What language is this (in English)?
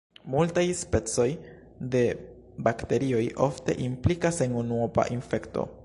Esperanto